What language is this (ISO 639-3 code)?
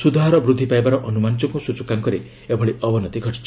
ori